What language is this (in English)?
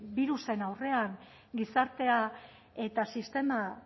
Basque